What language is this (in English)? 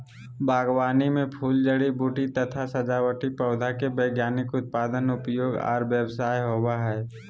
Magahi